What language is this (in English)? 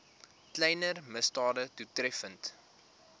Afrikaans